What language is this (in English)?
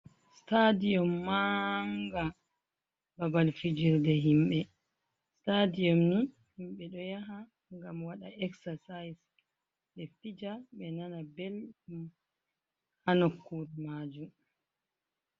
Fula